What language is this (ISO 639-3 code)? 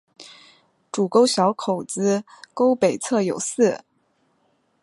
zho